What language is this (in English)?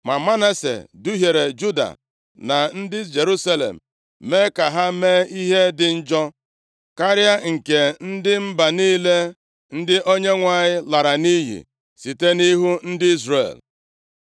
Igbo